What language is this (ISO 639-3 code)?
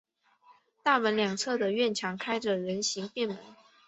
zho